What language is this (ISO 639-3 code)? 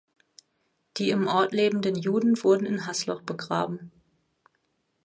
deu